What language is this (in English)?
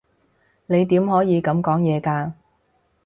Cantonese